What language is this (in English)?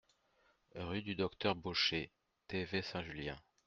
French